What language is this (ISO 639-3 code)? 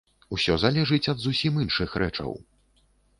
bel